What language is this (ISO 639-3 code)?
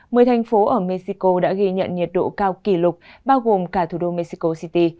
vie